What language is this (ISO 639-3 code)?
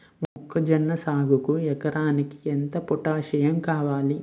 tel